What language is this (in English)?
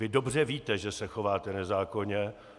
Czech